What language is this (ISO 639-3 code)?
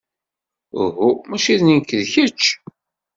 kab